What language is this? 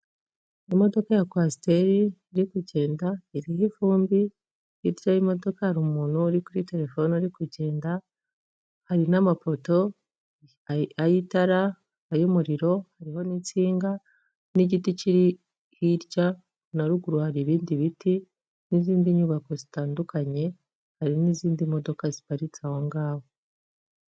Kinyarwanda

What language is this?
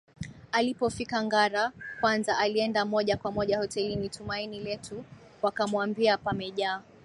Swahili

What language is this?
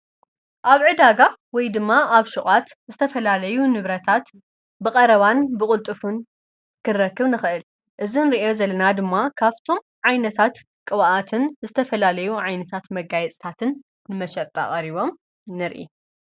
Tigrinya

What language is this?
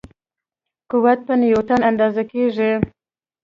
Pashto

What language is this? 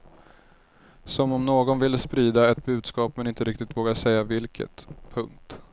Swedish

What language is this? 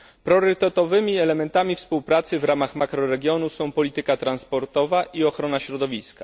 Polish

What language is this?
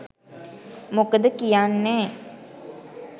Sinhala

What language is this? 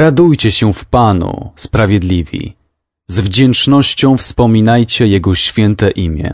Polish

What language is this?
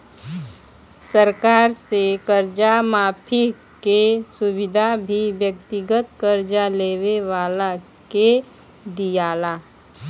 Bhojpuri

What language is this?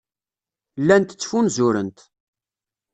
Kabyle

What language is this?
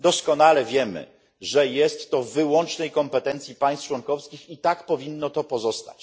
Polish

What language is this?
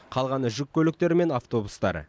Kazakh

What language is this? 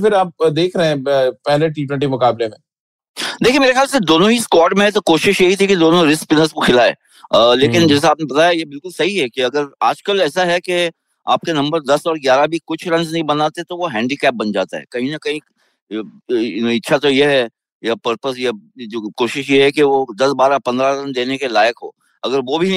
Hindi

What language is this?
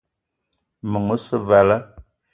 Eton (Cameroon)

